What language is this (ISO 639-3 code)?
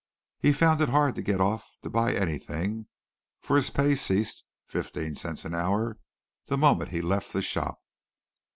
eng